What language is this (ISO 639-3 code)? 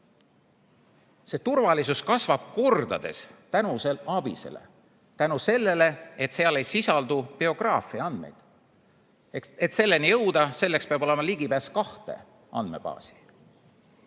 est